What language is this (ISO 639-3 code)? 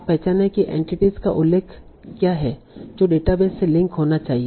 hin